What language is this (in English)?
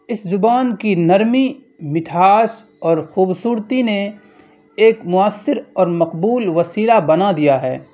Urdu